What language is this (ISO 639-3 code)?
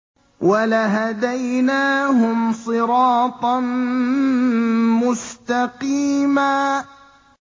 ara